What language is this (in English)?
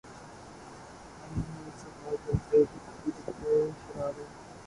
Urdu